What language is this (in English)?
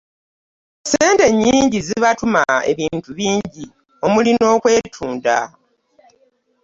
Ganda